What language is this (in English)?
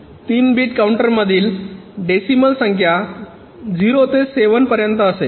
Marathi